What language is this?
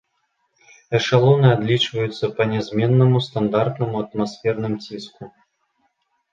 Belarusian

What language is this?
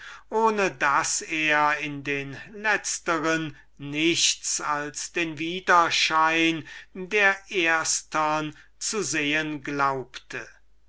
German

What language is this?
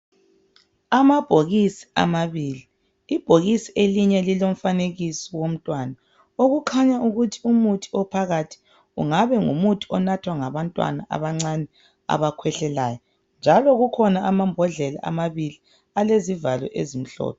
North Ndebele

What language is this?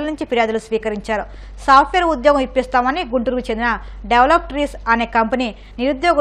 Arabic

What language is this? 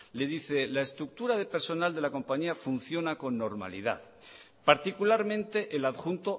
Spanish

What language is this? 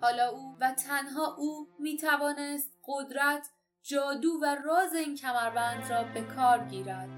Persian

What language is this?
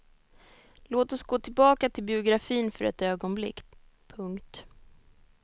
Swedish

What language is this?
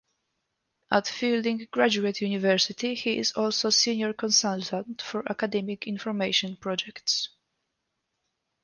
English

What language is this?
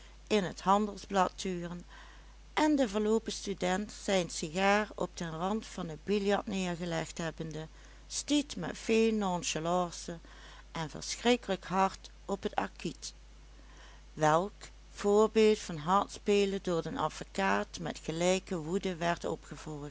Dutch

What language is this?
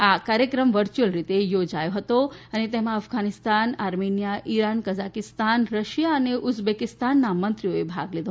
Gujarati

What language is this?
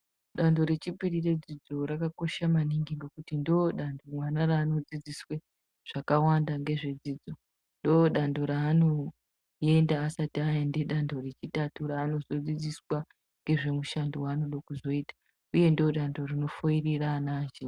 Ndau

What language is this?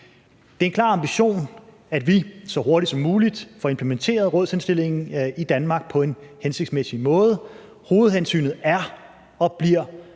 Danish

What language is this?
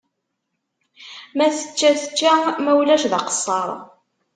Kabyle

